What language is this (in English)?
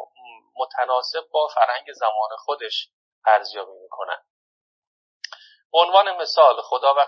Persian